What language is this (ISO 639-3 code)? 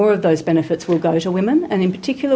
ind